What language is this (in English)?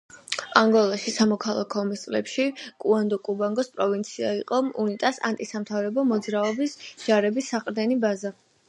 Georgian